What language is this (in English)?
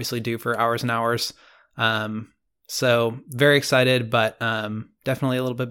English